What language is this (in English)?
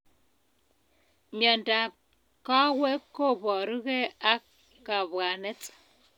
Kalenjin